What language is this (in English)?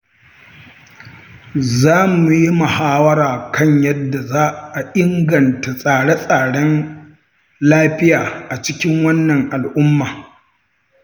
Hausa